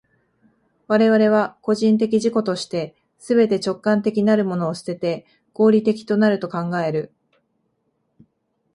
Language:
Japanese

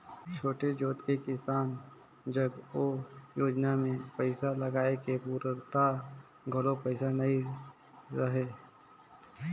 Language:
Chhattisgarhi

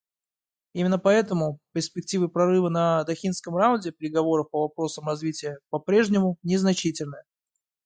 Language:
Russian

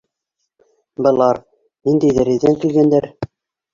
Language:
Bashkir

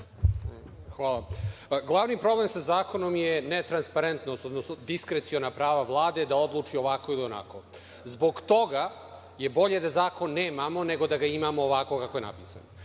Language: Serbian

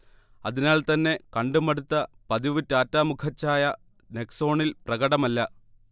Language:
Malayalam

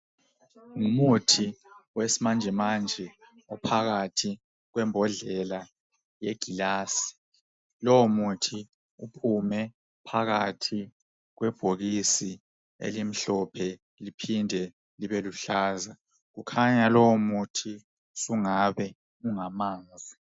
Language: North Ndebele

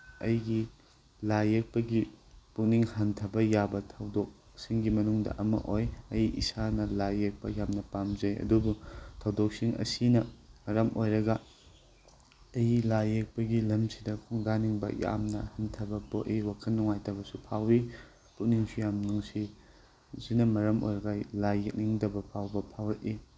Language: Manipuri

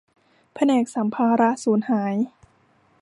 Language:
Thai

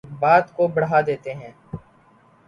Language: Urdu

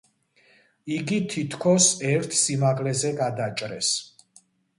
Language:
Georgian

